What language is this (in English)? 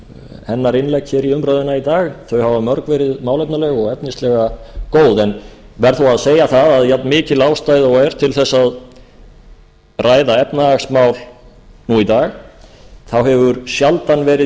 Icelandic